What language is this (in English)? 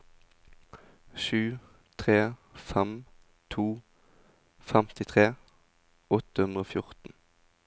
Norwegian